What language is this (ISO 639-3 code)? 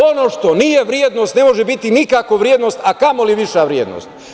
srp